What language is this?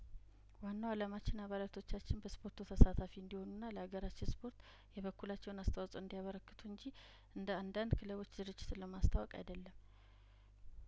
Amharic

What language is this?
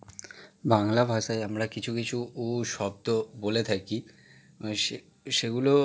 Bangla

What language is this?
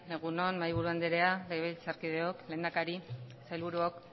Basque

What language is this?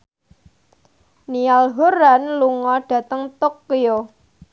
Javanese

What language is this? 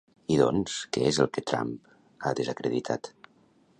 Catalan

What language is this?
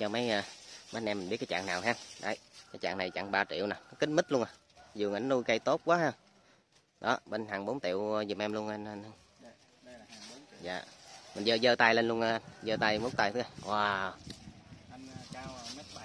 Vietnamese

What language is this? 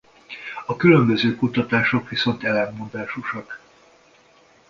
Hungarian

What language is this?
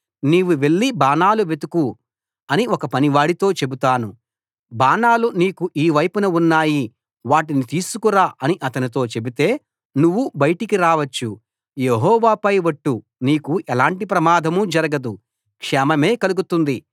Telugu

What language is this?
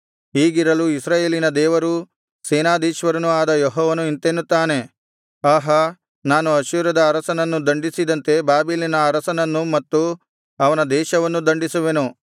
Kannada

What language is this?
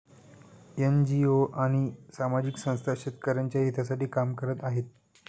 Marathi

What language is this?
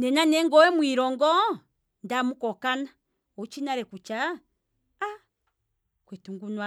Kwambi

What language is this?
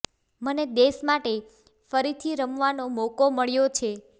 Gujarati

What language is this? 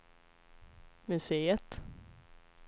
Swedish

